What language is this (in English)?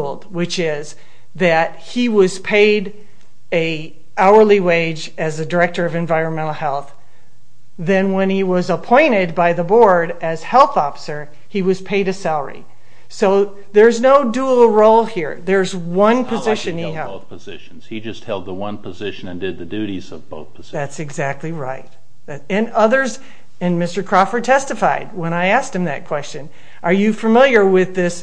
English